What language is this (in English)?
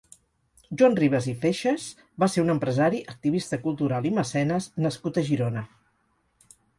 Catalan